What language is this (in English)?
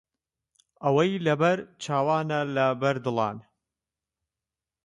Central Kurdish